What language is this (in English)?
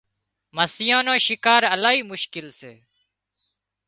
Wadiyara Koli